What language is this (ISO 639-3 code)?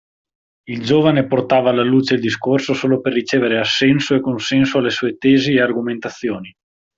ita